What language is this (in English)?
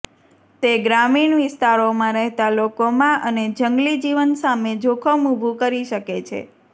Gujarati